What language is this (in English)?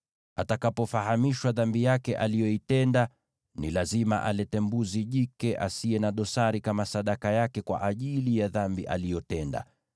Swahili